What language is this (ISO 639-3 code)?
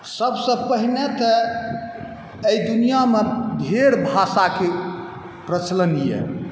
mai